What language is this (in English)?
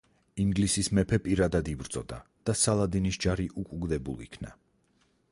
Georgian